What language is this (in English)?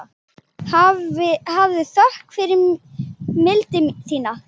Icelandic